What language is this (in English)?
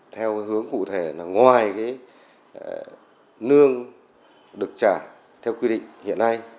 Vietnamese